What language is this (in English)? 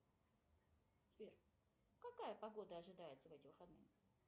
Russian